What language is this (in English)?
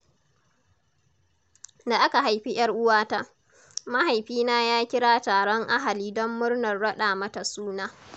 Hausa